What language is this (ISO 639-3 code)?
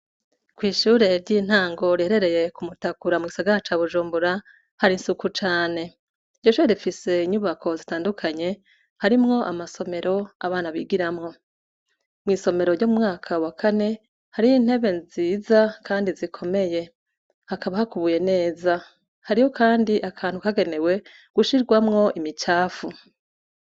run